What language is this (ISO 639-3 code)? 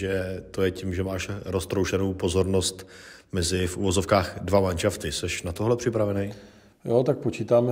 ces